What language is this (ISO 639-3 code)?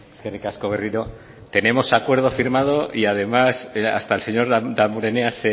spa